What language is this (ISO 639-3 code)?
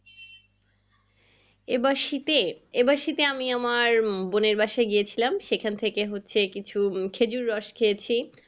ben